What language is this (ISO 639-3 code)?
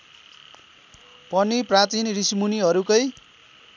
nep